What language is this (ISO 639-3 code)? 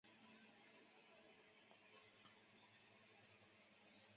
zho